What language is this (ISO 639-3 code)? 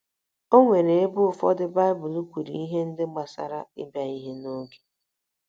ibo